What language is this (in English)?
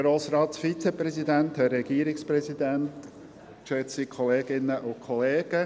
Swiss German